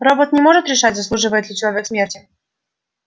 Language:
Russian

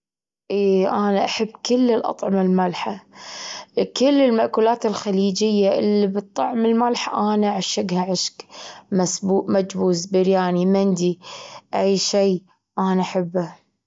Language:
Gulf Arabic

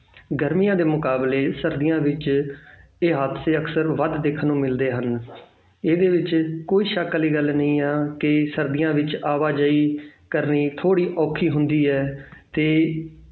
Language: Punjabi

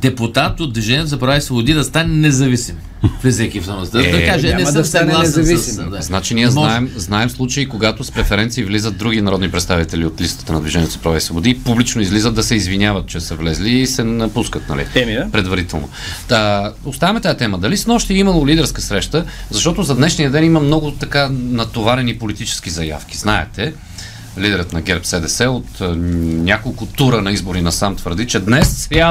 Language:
Bulgarian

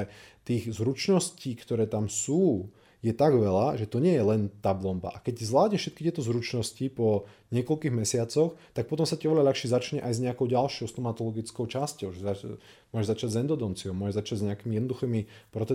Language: Slovak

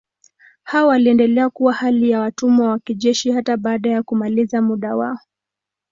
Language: Swahili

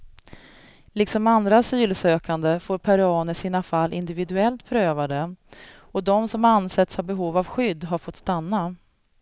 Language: Swedish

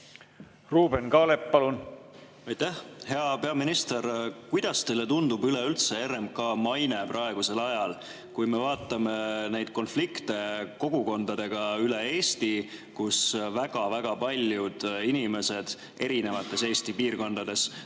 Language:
Estonian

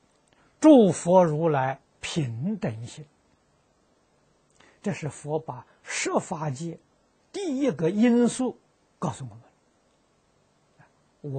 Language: Chinese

